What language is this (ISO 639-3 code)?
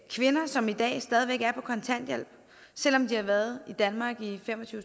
dan